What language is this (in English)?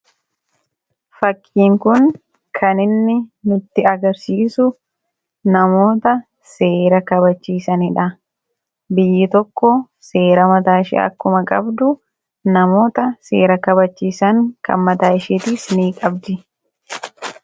Oromo